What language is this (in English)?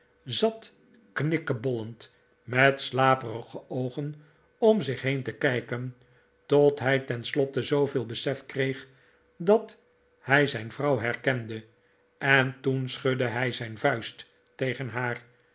Dutch